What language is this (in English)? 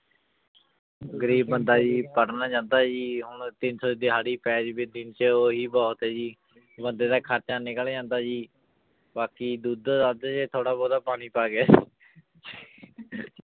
Punjabi